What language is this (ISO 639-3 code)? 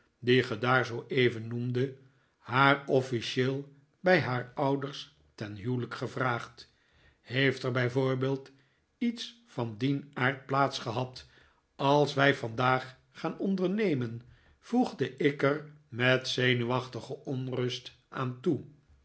nld